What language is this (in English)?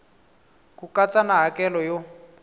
Tsonga